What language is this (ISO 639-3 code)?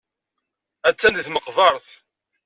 kab